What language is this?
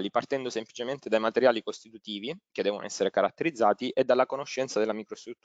Italian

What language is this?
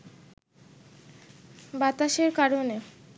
Bangla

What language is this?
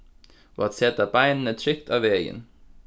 Faroese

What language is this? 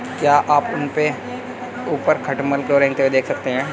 Hindi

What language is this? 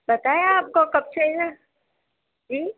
Urdu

